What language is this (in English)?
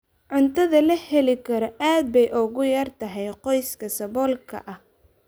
Somali